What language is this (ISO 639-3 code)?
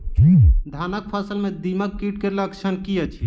mai